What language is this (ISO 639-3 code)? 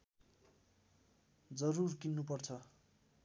nep